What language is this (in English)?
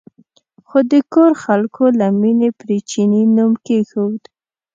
Pashto